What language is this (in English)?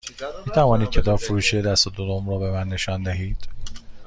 Persian